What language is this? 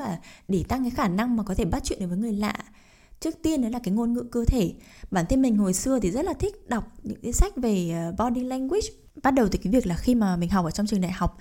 Vietnamese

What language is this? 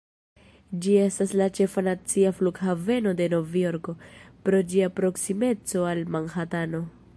Esperanto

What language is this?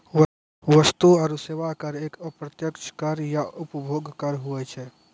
Maithili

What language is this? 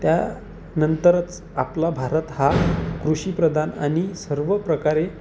Marathi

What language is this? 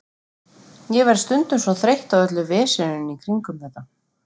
Icelandic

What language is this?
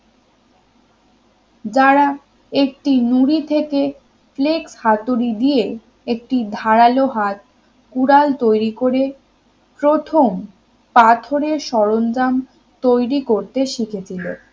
Bangla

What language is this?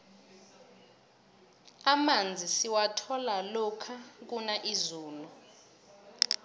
South Ndebele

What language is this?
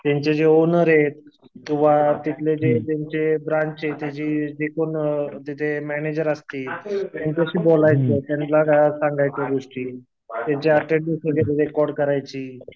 Marathi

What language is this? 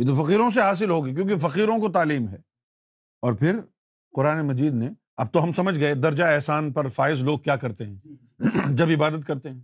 Urdu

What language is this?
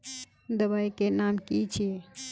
Magahi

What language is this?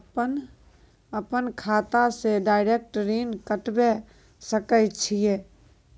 Maithili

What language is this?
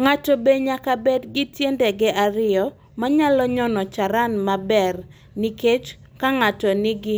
Luo (Kenya and Tanzania)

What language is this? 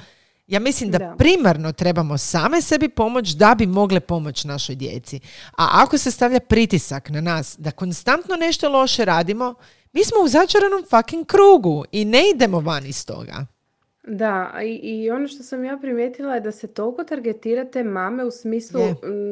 Croatian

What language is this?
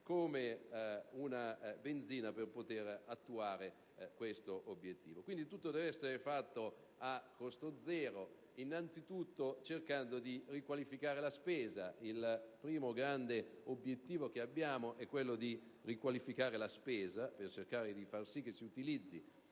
Italian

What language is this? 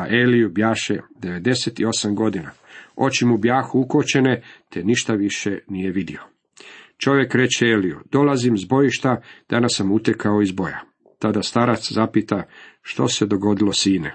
Croatian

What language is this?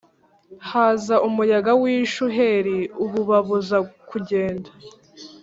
Kinyarwanda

